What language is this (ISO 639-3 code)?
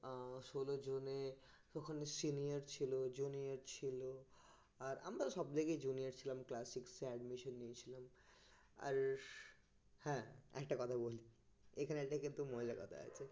ben